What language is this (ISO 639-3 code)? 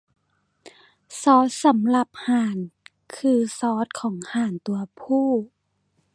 tha